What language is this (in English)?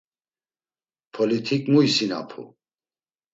Laz